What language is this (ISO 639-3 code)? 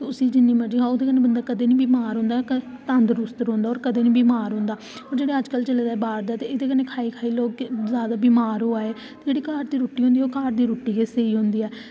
doi